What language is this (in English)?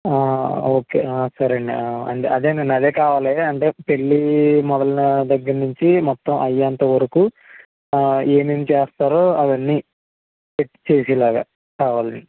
Telugu